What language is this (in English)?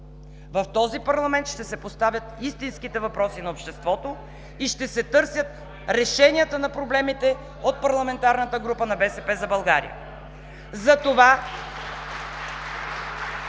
Bulgarian